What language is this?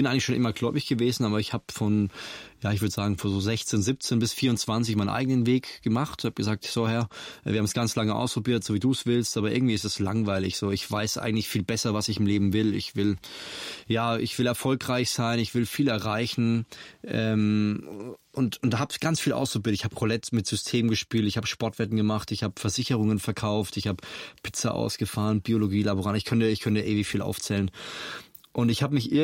German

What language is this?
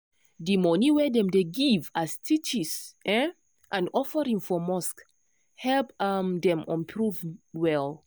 Nigerian Pidgin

